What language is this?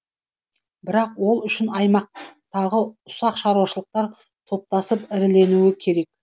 Kazakh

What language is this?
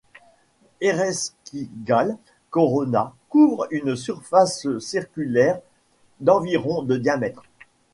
French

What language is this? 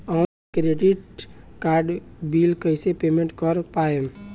Bhojpuri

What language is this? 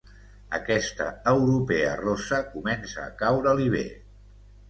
Catalan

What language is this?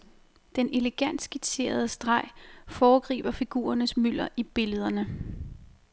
Danish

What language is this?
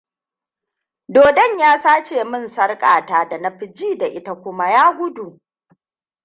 Hausa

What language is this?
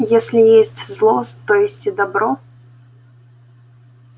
Russian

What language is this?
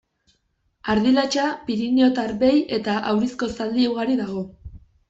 Basque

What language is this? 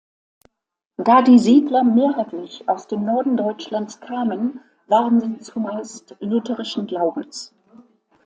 German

